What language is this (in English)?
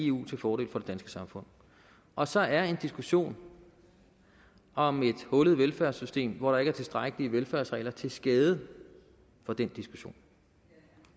Danish